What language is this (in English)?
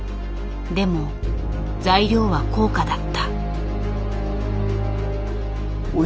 Japanese